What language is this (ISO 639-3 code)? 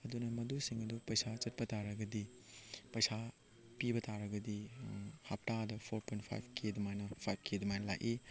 mni